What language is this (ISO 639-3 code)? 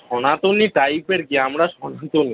ben